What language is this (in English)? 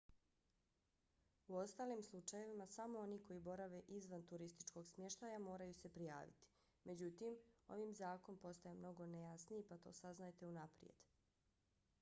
Bosnian